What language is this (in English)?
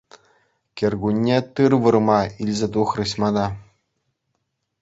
Chuvash